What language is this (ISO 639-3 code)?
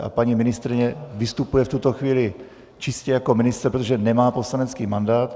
ces